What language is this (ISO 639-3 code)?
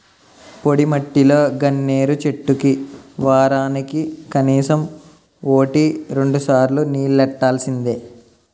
tel